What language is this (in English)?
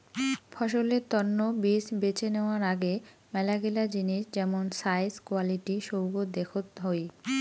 Bangla